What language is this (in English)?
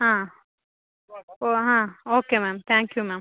Kannada